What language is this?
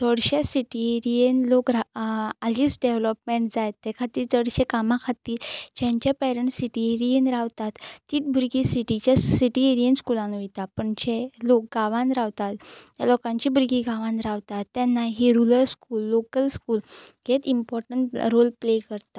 Konkani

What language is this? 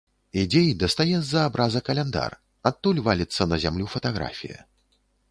Belarusian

